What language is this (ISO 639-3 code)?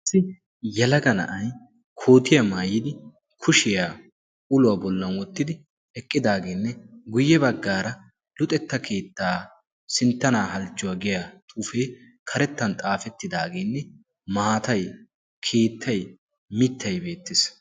wal